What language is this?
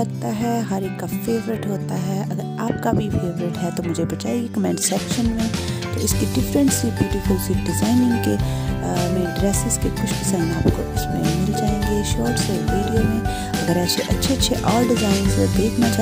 Indonesian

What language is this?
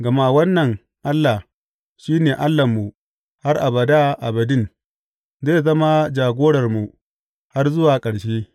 Hausa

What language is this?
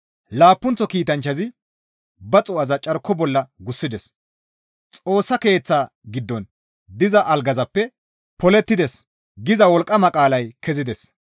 Gamo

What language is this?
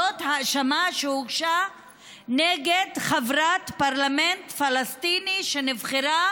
Hebrew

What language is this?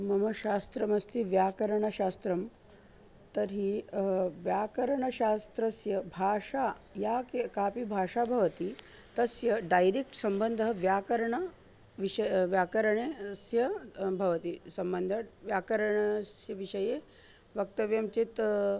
Sanskrit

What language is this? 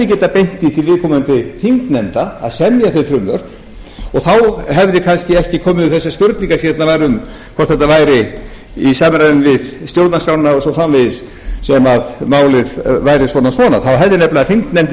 Icelandic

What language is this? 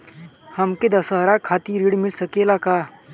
Bhojpuri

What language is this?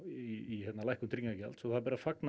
Icelandic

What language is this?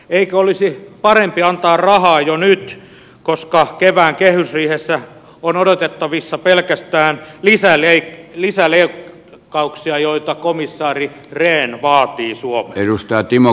Finnish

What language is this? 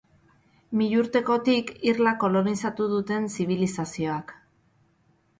Basque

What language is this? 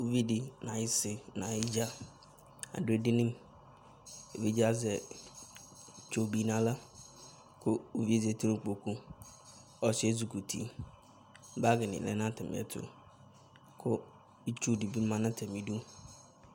Ikposo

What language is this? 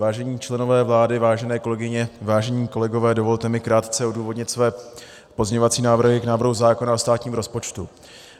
Czech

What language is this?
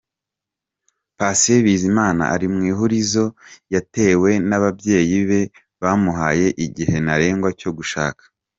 Kinyarwanda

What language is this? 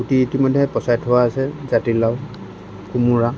Assamese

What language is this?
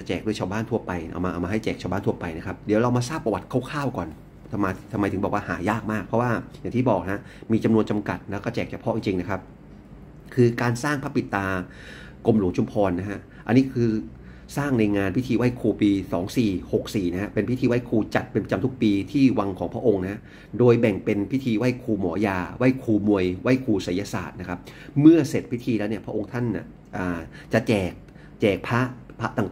Thai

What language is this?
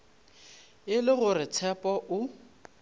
Northern Sotho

